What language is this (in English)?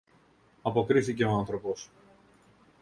Greek